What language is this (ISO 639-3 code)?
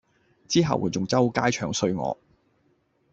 yue